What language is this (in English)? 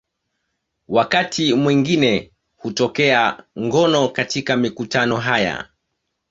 Swahili